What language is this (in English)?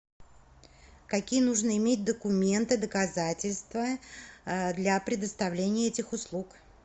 Russian